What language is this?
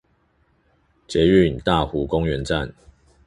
Chinese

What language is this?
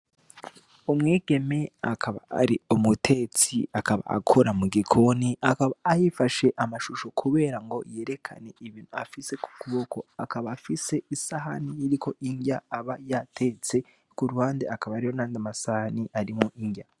Rundi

